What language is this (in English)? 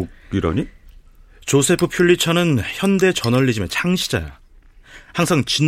Korean